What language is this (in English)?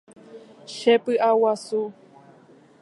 Guarani